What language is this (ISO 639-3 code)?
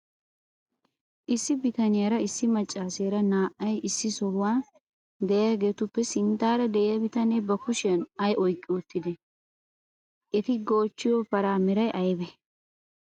wal